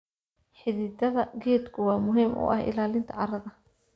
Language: Somali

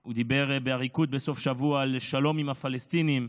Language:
Hebrew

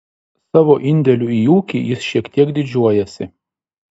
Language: Lithuanian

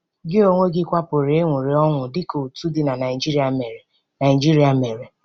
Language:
Igbo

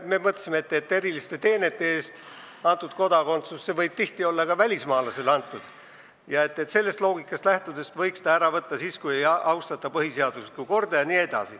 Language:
Estonian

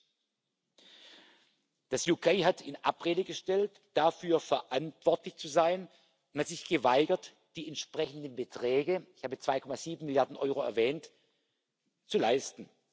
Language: German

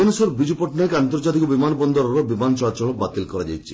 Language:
Odia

